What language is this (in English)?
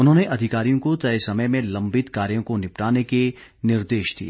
Hindi